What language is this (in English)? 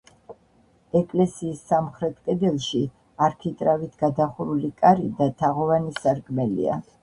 Georgian